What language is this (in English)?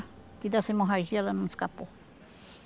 Portuguese